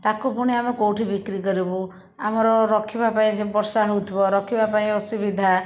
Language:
Odia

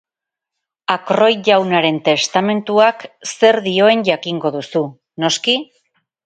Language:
Basque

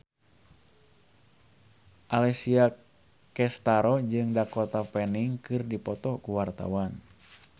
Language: Sundanese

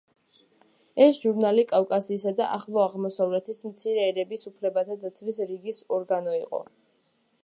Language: Georgian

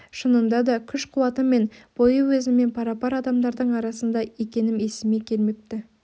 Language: Kazakh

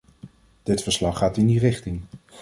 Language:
Dutch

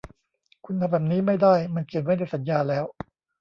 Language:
Thai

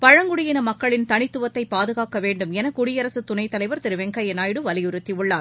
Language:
Tamil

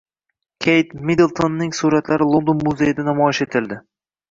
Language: Uzbek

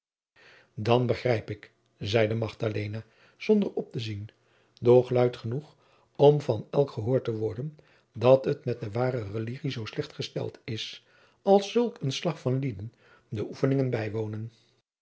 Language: Dutch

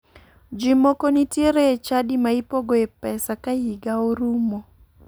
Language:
Luo (Kenya and Tanzania)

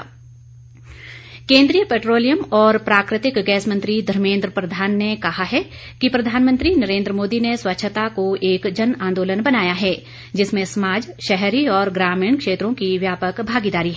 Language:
Hindi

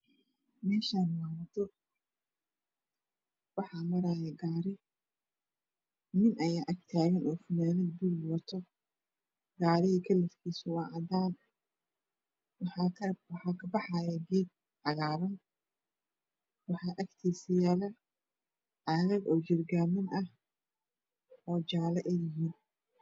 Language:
Somali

